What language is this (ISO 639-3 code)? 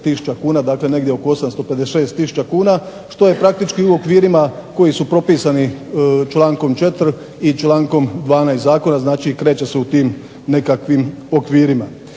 hrv